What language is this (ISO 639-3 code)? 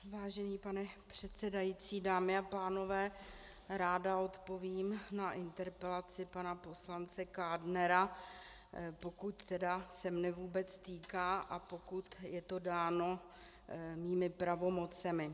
ces